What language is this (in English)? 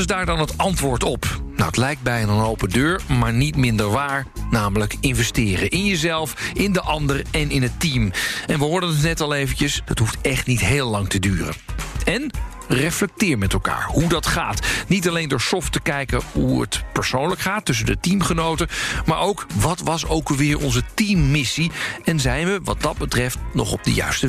Dutch